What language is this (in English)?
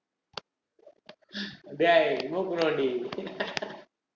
Tamil